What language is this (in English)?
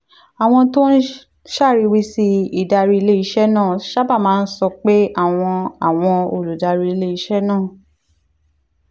Yoruba